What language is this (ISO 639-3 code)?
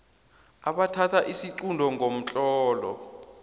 nbl